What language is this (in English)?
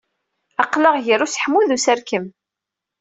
Kabyle